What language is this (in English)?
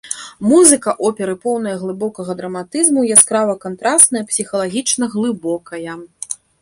Belarusian